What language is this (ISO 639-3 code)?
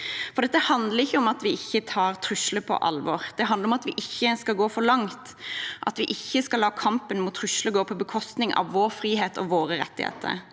nor